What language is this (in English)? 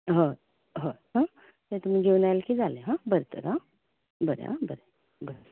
Konkani